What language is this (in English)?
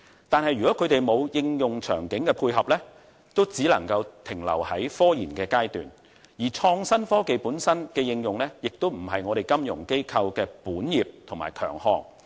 Cantonese